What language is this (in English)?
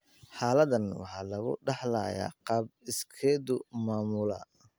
Somali